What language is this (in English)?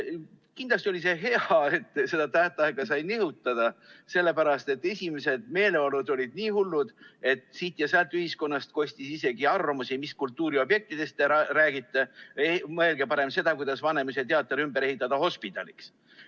Estonian